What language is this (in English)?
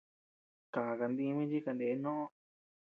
Tepeuxila Cuicatec